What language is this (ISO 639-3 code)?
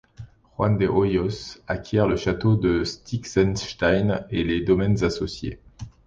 fra